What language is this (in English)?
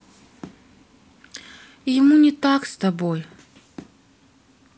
Russian